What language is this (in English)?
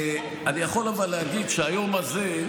Hebrew